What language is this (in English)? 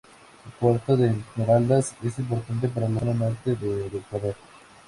Spanish